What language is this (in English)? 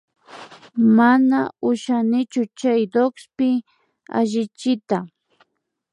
Imbabura Highland Quichua